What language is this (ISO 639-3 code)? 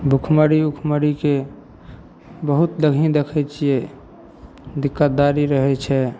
mai